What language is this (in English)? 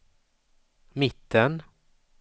Swedish